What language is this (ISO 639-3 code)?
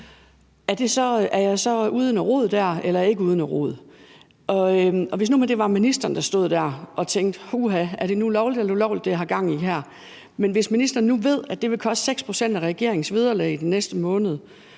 dan